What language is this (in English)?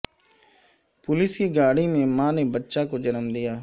Urdu